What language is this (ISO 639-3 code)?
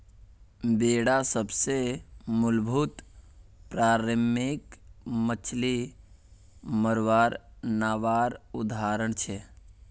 mag